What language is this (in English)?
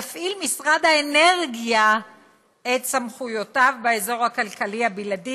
Hebrew